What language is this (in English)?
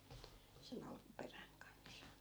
Finnish